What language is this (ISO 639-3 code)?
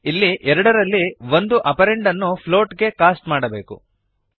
kan